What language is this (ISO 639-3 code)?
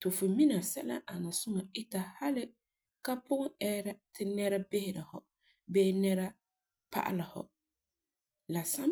gur